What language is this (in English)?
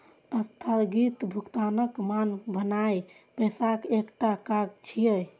Maithili